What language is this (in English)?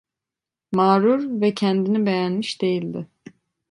Turkish